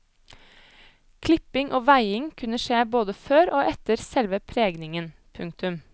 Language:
Norwegian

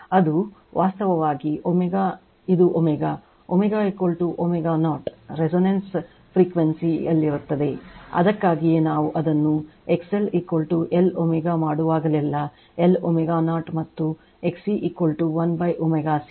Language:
Kannada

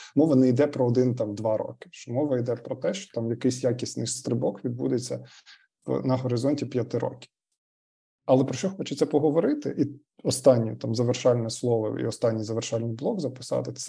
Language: Ukrainian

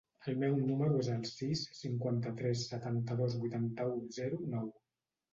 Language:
Catalan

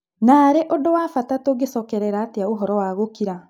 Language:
Kikuyu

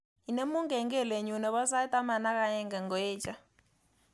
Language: Kalenjin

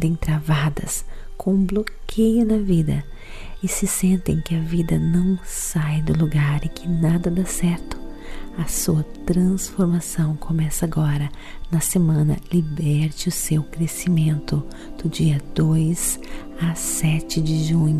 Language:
Portuguese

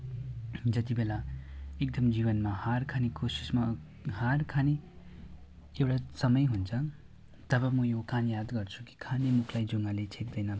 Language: Nepali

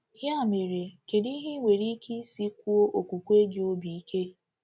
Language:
Igbo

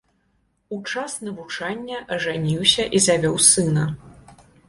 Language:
Belarusian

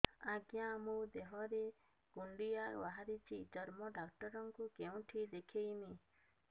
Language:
Odia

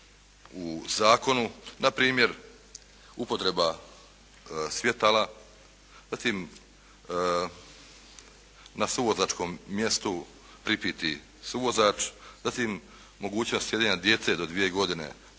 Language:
Croatian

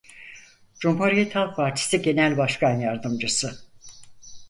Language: Turkish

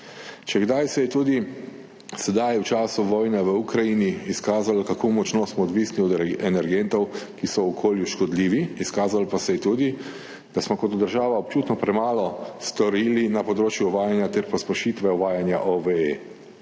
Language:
Slovenian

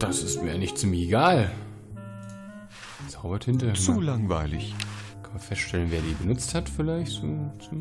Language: German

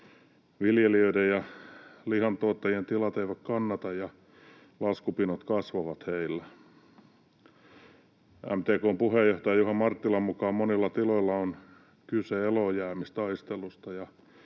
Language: Finnish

